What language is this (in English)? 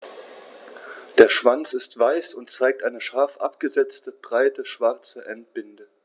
German